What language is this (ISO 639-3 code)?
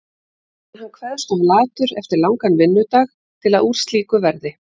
isl